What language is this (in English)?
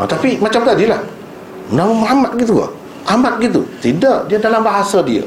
Malay